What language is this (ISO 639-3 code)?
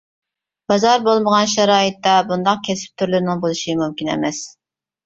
uig